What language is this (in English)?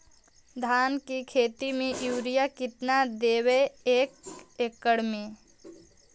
Magahi